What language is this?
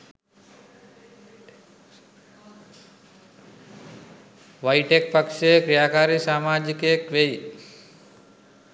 Sinhala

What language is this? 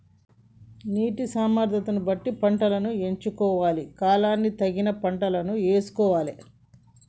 Telugu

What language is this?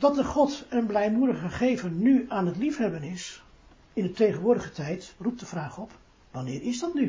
Dutch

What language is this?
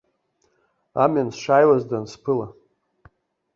Abkhazian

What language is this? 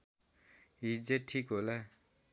Nepali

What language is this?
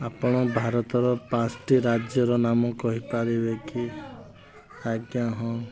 Odia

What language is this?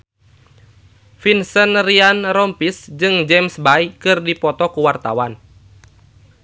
Sundanese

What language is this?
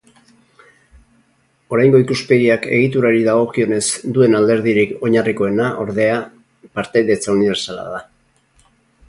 Basque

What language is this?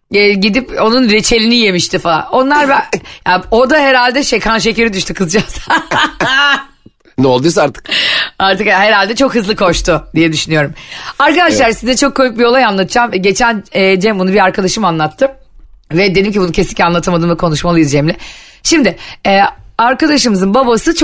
Turkish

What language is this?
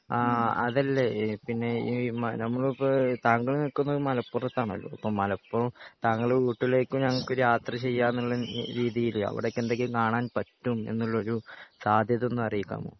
Malayalam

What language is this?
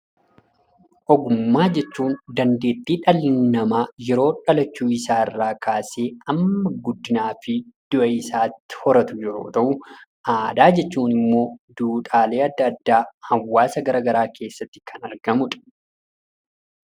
Oromo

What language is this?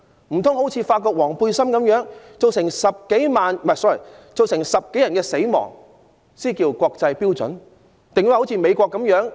Cantonese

